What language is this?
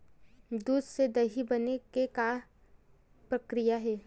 Chhattisgarhi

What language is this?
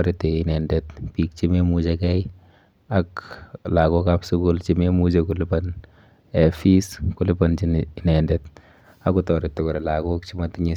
Kalenjin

